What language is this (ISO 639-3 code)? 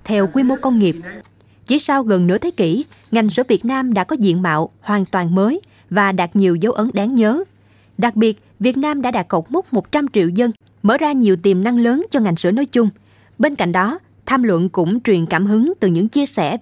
vie